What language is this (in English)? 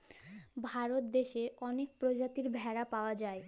Bangla